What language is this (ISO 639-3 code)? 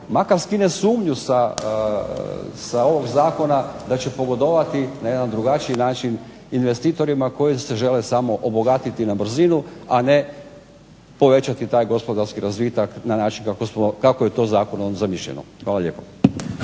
hrv